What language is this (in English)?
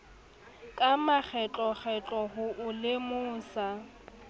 Southern Sotho